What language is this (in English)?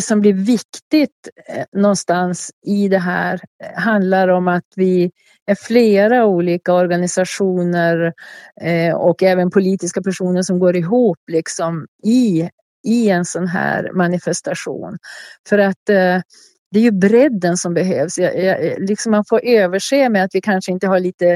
Swedish